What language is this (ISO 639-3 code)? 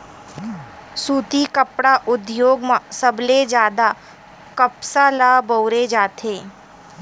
hne